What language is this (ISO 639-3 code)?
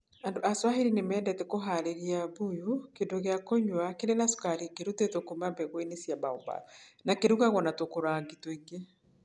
kik